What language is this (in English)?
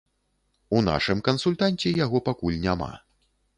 Belarusian